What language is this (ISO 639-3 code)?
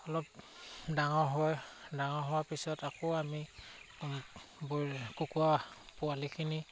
asm